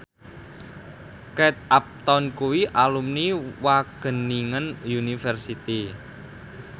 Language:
Javanese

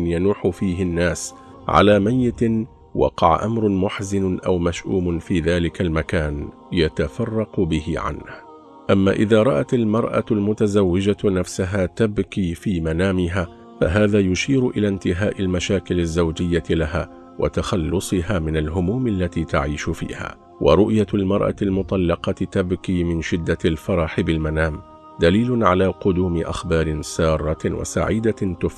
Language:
Arabic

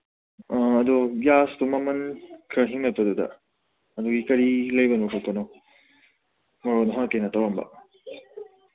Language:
Manipuri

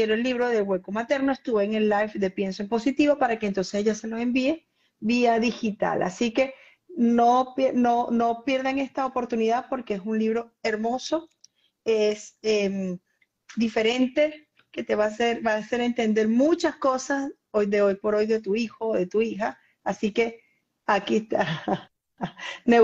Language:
Spanish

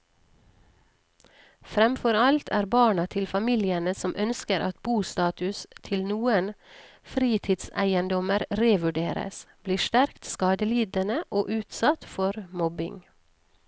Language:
Norwegian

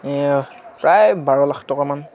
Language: Assamese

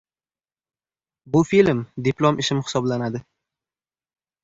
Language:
Uzbek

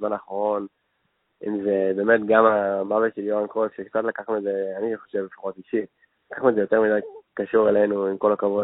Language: Hebrew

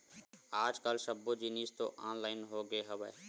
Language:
Chhattisgarhi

